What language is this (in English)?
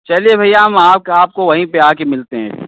Hindi